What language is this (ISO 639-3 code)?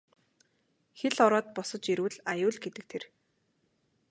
mon